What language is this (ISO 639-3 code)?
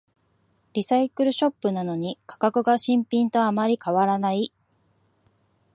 jpn